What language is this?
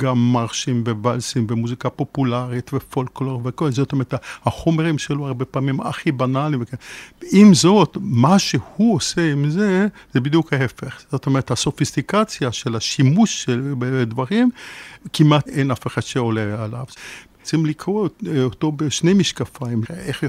Hebrew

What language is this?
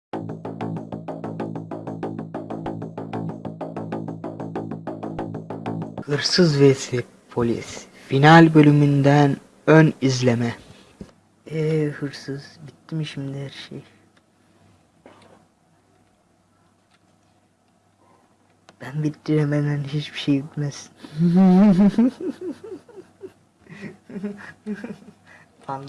Turkish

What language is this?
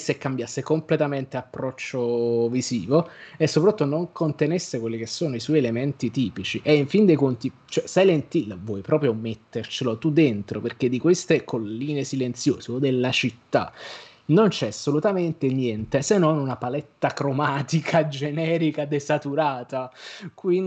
Italian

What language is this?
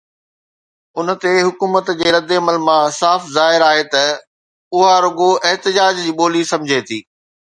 Sindhi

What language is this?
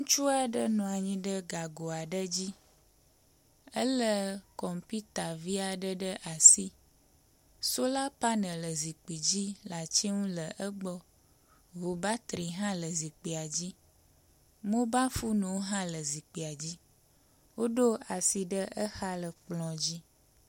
Ewe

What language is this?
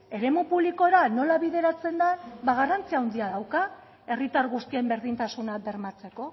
Basque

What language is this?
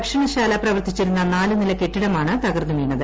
Malayalam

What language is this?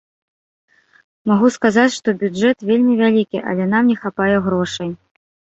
Belarusian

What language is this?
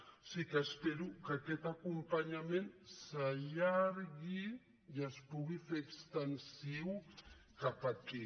Catalan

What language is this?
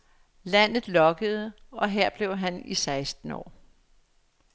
Danish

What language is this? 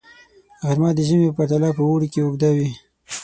Pashto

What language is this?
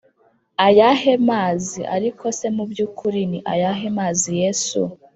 Kinyarwanda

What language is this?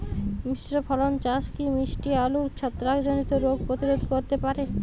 Bangla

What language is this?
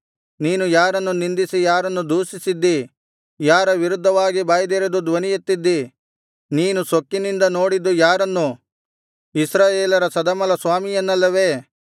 Kannada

